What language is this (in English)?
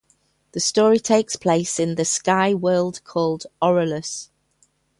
English